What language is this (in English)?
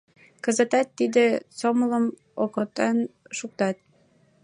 Mari